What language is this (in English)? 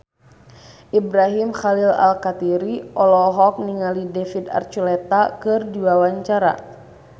Sundanese